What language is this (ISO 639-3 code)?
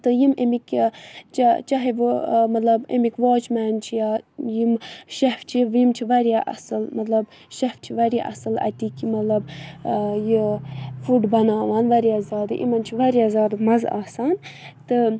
kas